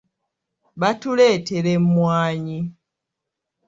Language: Ganda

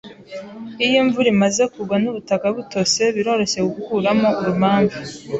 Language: Kinyarwanda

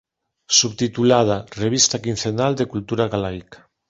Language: Galician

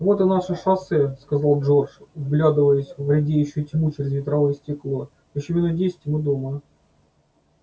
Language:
Russian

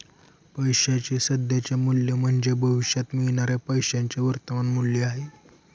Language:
Marathi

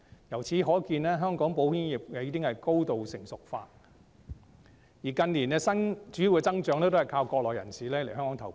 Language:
Cantonese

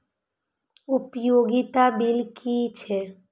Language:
Maithili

